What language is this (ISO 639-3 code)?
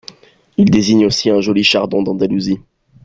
fra